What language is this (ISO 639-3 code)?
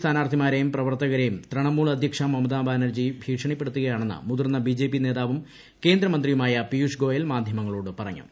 mal